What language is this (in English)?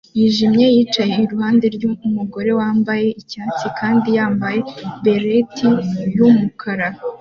Kinyarwanda